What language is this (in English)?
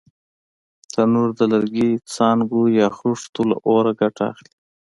Pashto